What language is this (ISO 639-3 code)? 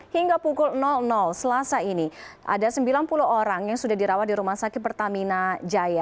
ind